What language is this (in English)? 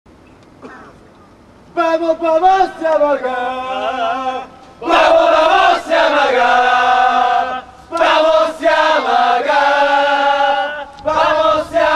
Hebrew